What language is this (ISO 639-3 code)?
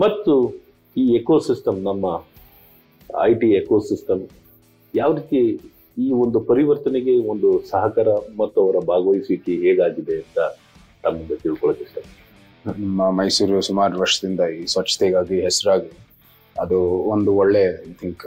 kan